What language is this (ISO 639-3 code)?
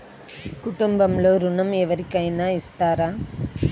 tel